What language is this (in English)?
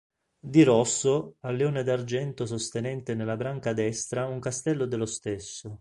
Italian